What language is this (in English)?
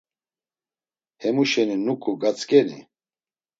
Laz